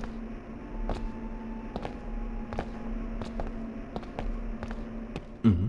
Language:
Japanese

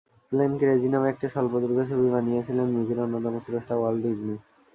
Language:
Bangla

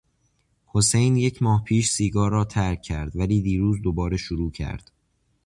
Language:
Persian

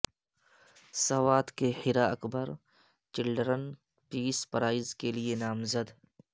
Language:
Urdu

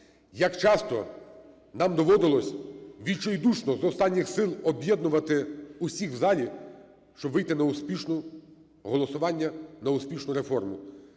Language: Ukrainian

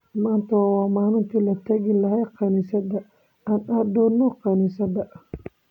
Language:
Somali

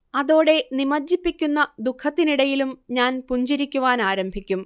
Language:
Malayalam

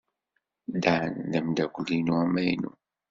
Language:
Kabyle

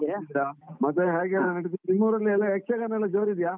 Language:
Kannada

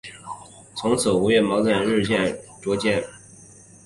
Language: Chinese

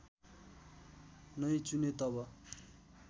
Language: Nepali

